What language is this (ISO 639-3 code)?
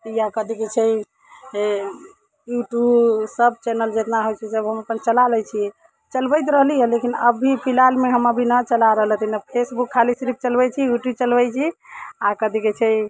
mai